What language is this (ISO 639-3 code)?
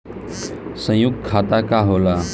bho